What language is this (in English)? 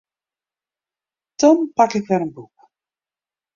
Western Frisian